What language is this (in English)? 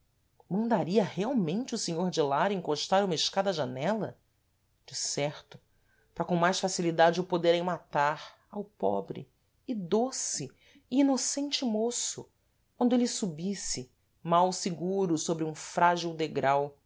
Portuguese